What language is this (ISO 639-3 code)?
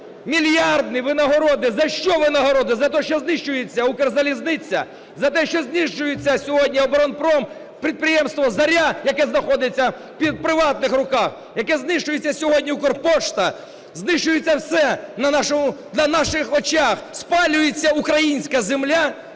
ukr